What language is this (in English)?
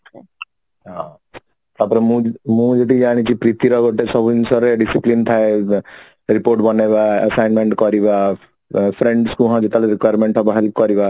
Odia